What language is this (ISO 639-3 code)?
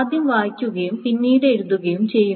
mal